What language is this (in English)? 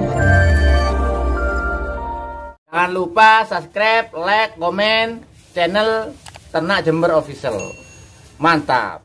Indonesian